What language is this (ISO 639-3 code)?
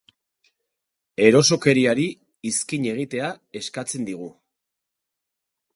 eus